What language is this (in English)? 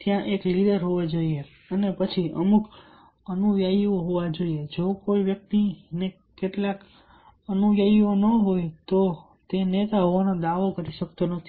Gujarati